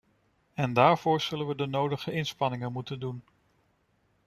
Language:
Dutch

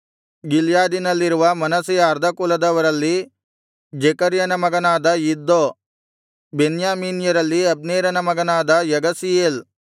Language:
Kannada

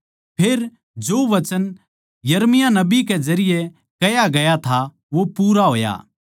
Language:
Haryanvi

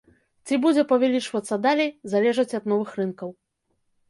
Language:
Belarusian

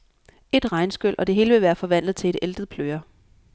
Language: Danish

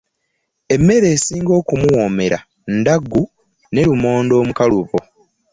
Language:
Ganda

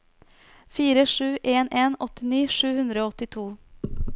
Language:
Norwegian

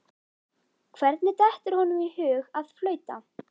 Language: Icelandic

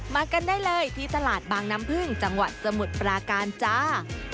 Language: Thai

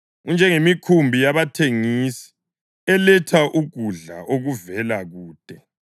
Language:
North Ndebele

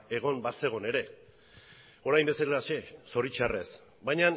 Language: Basque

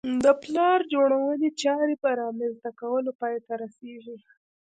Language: Pashto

